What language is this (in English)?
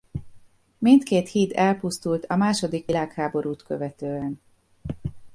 Hungarian